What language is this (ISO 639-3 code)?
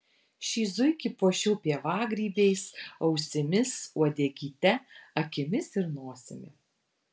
lit